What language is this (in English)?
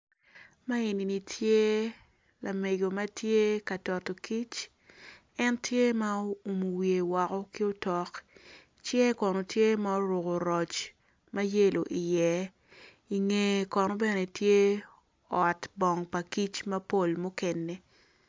Acoli